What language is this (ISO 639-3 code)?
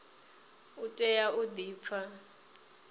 ven